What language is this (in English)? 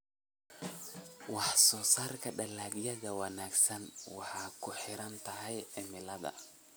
Somali